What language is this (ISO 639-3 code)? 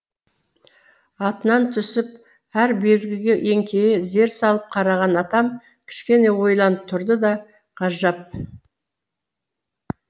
kaz